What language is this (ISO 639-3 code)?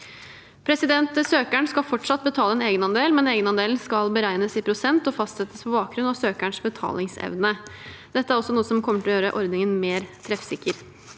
nor